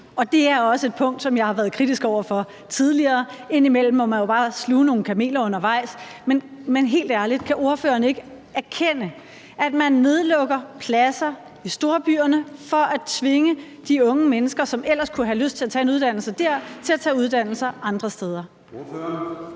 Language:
Danish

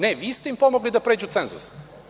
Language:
Serbian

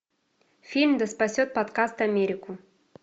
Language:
Russian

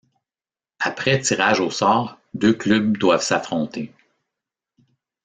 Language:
French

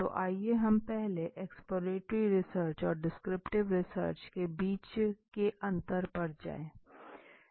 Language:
Hindi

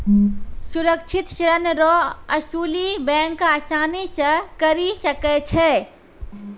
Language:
Maithili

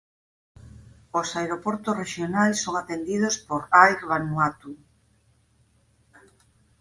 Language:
Galician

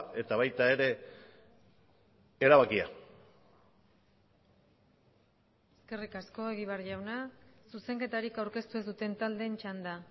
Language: Basque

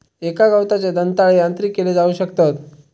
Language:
Marathi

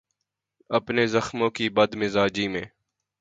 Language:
Urdu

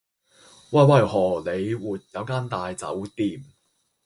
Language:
Cantonese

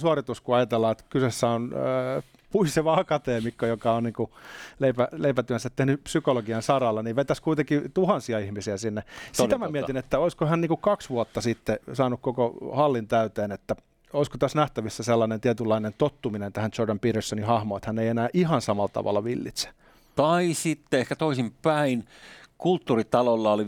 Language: Finnish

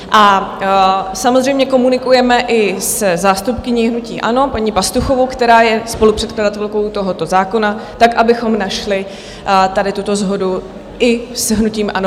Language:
Czech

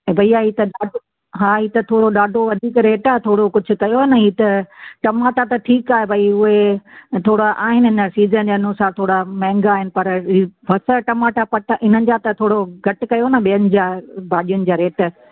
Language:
Sindhi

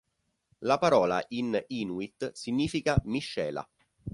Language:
Italian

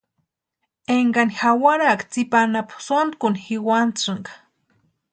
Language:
Western Highland Purepecha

